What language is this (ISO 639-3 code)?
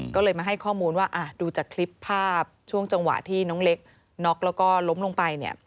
tha